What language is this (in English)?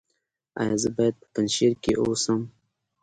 Pashto